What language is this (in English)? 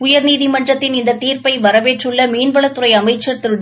Tamil